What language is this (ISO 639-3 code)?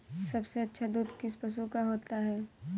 hin